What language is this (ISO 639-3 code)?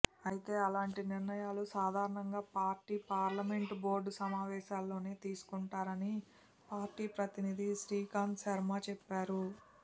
tel